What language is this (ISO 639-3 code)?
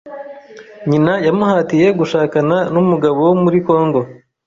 kin